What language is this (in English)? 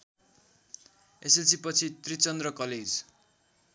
Nepali